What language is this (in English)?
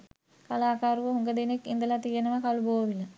Sinhala